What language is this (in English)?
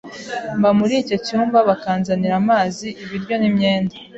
Kinyarwanda